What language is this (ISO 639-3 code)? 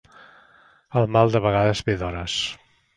cat